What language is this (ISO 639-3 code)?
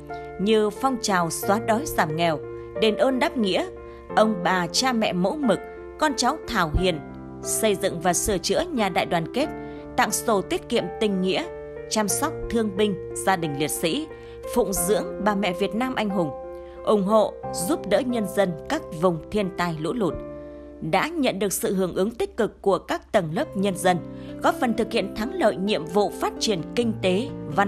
vie